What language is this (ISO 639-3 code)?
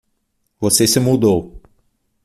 por